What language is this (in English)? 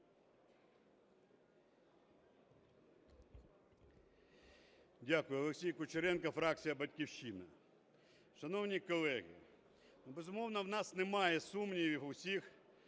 Ukrainian